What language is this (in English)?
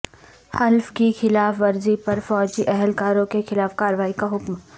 Urdu